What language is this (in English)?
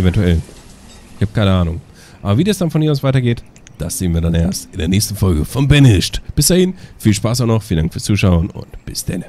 German